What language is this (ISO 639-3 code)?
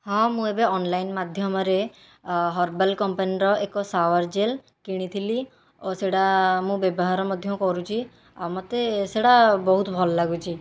ori